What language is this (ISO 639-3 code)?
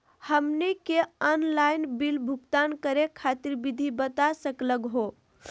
mag